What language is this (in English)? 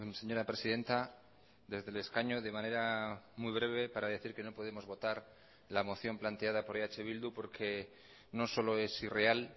Spanish